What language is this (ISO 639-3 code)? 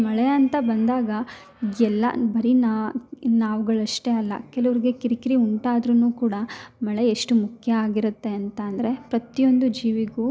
kan